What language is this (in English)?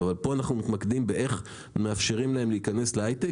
Hebrew